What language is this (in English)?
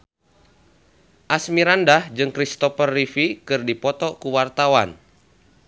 Sundanese